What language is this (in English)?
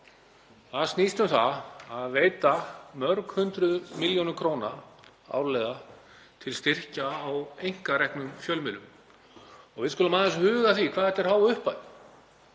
Icelandic